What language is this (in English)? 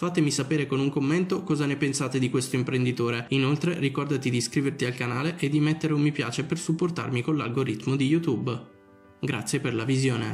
Italian